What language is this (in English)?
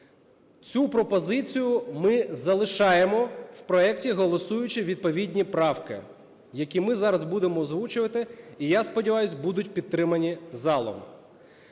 Ukrainian